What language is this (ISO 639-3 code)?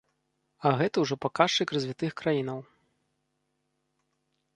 bel